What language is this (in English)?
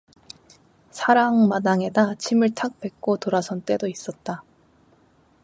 Korean